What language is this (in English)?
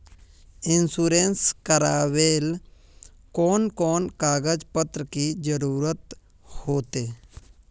Magahi